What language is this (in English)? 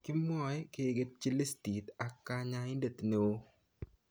Kalenjin